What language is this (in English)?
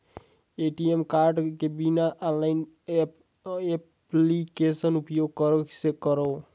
Chhattisgarhi